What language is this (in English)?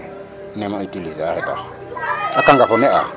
Serer